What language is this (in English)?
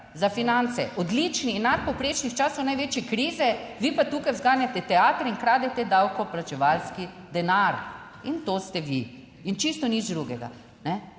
Slovenian